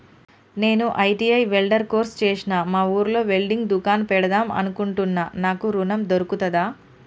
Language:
Telugu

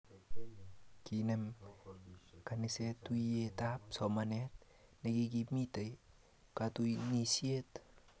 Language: Kalenjin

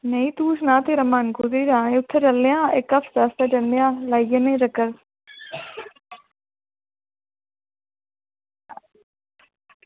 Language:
Dogri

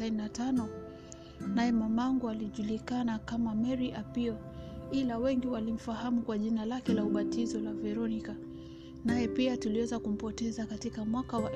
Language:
Swahili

